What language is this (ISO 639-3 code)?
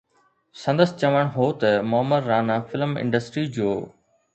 snd